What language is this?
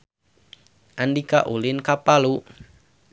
Sundanese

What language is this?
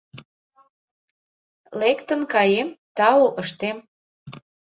Mari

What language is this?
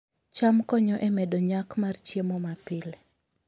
Luo (Kenya and Tanzania)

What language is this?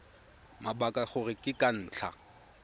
Tswana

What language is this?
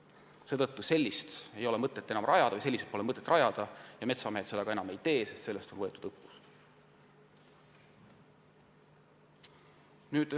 Estonian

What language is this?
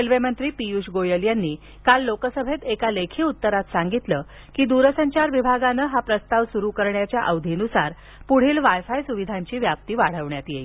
Marathi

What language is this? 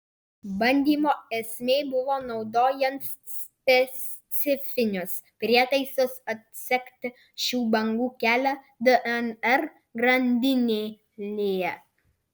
Lithuanian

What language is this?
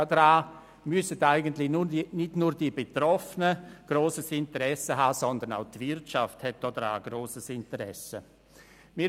Swiss German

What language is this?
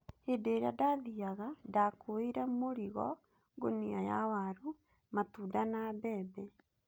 Kikuyu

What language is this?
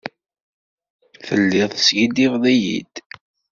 Kabyle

